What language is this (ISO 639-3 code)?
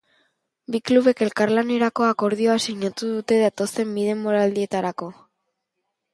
eus